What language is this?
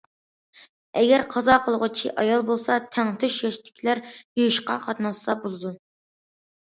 Uyghur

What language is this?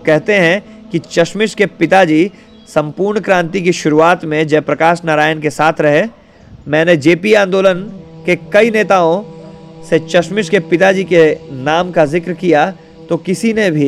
Hindi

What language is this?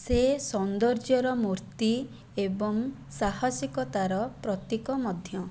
Odia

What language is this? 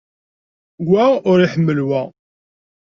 Kabyle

